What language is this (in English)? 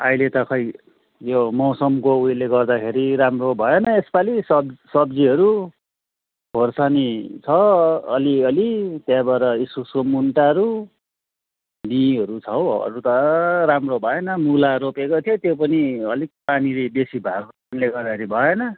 Nepali